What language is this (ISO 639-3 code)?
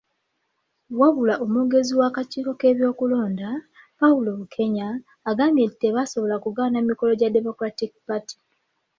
lug